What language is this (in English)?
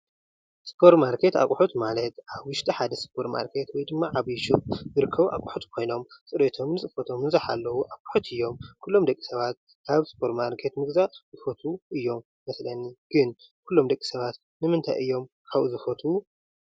Tigrinya